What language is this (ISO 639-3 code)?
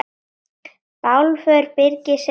isl